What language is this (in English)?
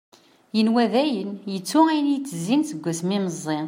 Kabyle